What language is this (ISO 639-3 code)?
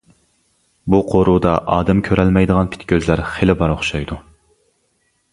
uig